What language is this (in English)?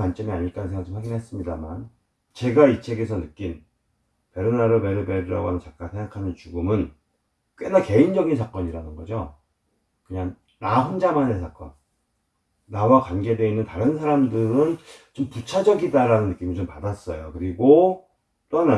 Korean